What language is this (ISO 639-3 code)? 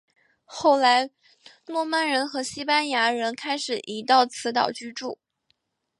zho